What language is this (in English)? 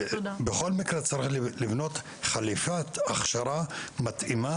Hebrew